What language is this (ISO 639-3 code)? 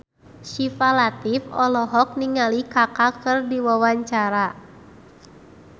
sun